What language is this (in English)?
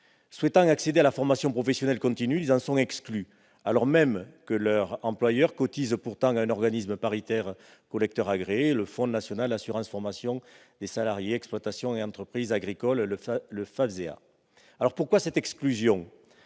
French